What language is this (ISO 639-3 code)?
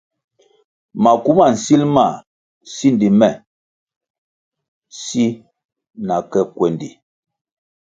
nmg